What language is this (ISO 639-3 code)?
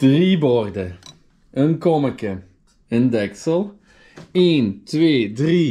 nld